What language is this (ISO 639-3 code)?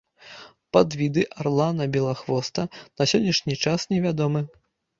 bel